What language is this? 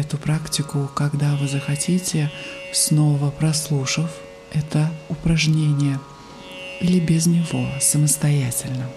Russian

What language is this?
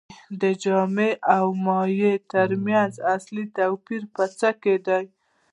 Pashto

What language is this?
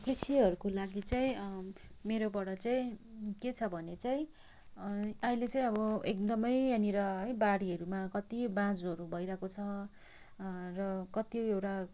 Nepali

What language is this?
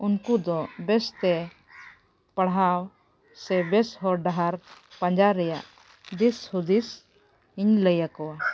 Santali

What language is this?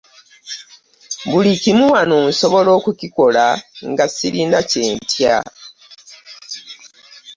Ganda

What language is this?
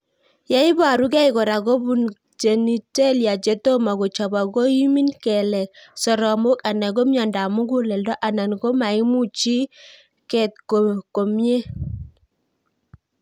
Kalenjin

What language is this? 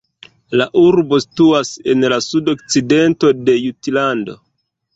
Esperanto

